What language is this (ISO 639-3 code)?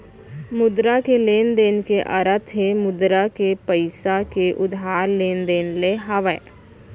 hne